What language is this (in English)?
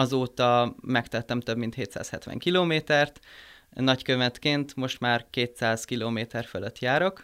Hungarian